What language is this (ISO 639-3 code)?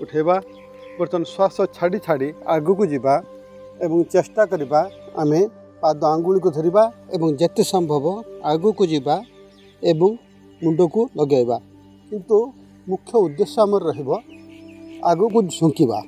hin